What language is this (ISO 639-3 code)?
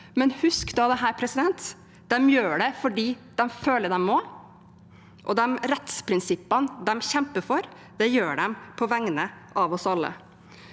nor